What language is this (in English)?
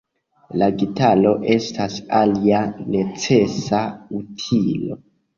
Esperanto